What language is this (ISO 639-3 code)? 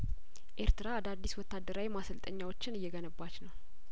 amh